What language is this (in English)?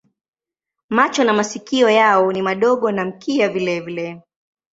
Swahili